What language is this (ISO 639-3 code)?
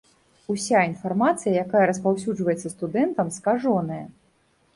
bel